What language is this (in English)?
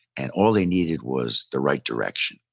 English